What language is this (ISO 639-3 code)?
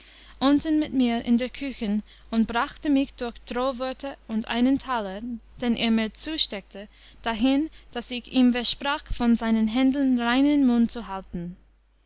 deu